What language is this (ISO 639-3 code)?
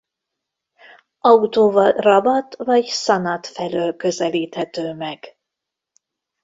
hun